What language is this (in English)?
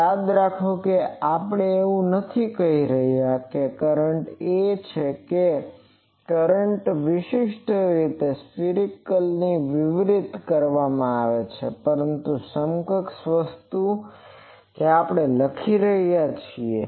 Gujarati